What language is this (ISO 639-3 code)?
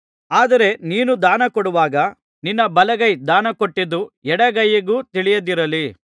kan